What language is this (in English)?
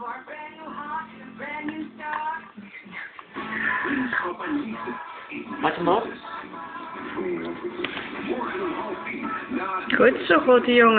Dutch